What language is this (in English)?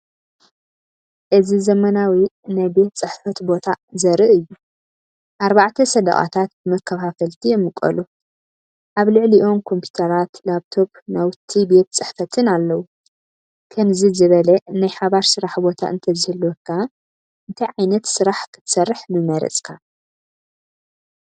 Tigrinya